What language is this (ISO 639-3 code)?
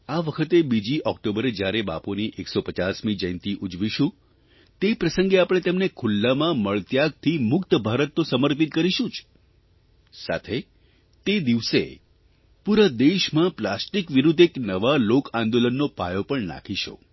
guj